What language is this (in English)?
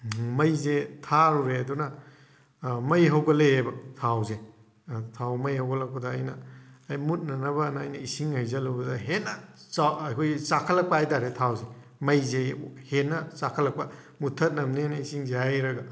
Manipuri